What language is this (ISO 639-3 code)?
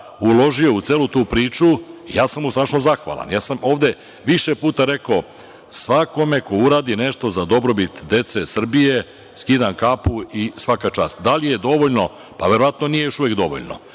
srp